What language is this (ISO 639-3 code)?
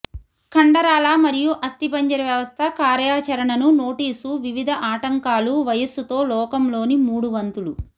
tel